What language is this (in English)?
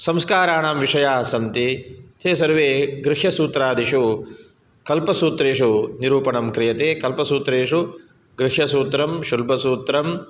Sanskrit